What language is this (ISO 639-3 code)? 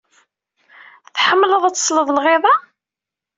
kab